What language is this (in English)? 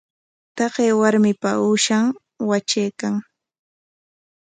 Corongo Ancash Quechua